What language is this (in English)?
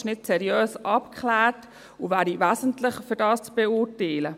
Swiss German